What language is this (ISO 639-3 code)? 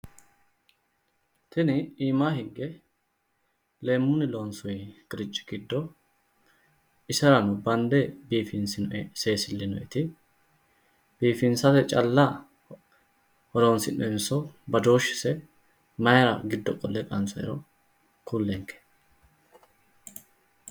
sid